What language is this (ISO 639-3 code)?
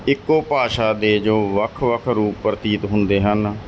pan